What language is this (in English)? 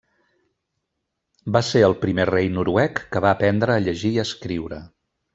Catalan